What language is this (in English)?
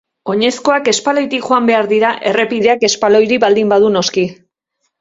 Basque